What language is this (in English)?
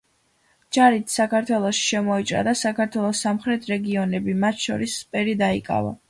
Georgian